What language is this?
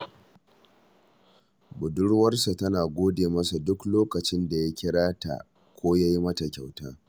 Hausa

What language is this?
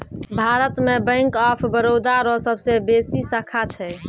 Maithili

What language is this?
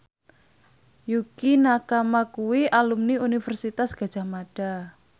Javanese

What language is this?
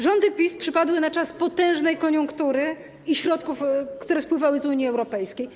Polish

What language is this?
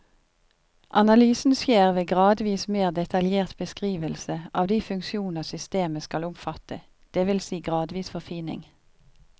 Norwegian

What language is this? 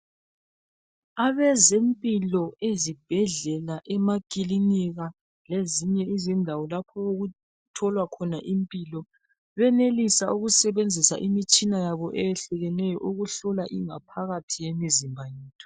North Ndebele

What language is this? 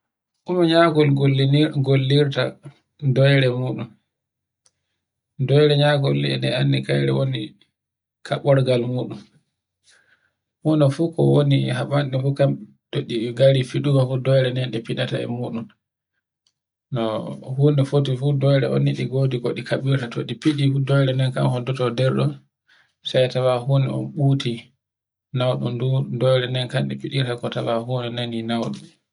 Borgu Fulfulde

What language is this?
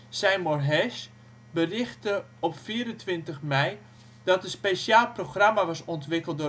Dutch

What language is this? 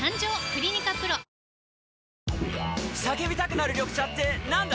Japanese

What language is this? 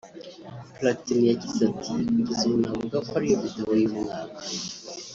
Kinyarwanda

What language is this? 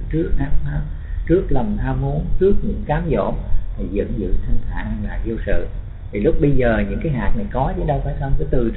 Vietnamese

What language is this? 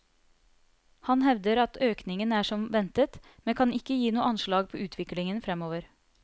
Norwegian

